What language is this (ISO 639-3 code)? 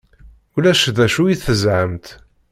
kab